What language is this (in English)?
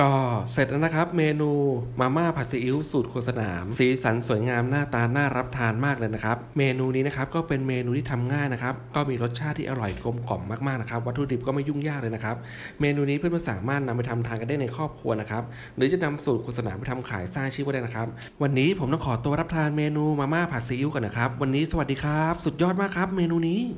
Thai